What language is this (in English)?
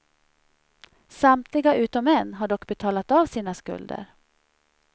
Swedish